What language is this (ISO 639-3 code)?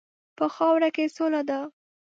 pus